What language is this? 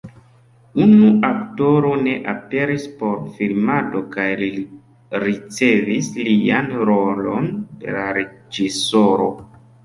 Esperanto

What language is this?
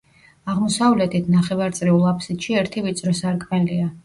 Georgian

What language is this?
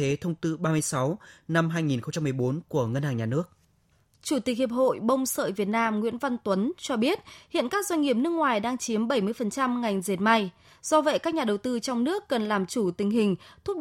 Vietnamese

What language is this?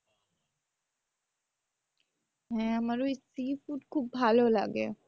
Bangla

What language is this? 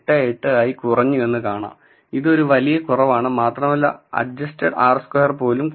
Malayalam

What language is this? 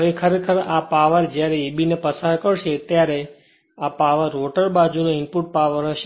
Gujarati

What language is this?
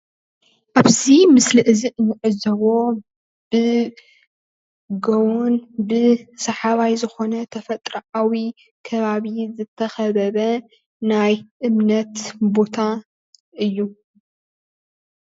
Tigrinya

